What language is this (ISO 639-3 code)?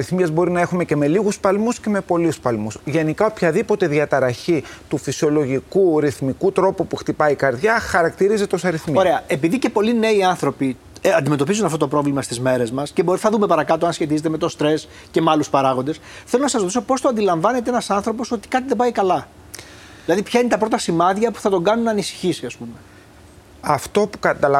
ell